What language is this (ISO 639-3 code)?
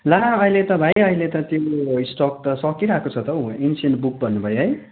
nep